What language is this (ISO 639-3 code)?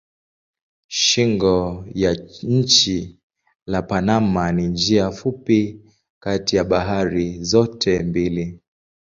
swa